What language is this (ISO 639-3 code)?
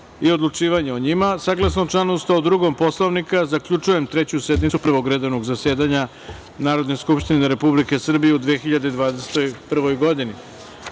srp